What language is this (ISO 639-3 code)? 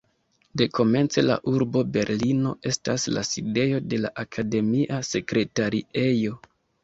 epo